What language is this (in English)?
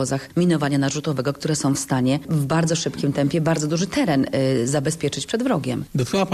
Polish